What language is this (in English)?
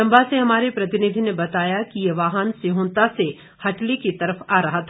Hindi